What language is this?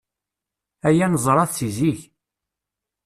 Kabyle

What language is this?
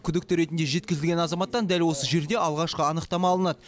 Kazakh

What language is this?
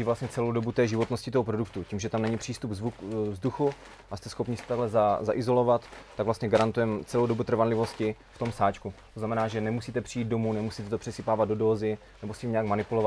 Czech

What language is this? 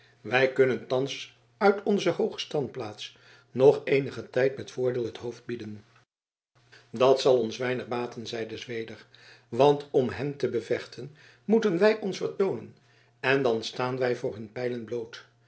Dutch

